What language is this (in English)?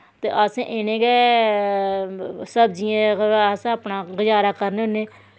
Dogri